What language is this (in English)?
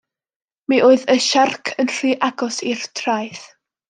Welsh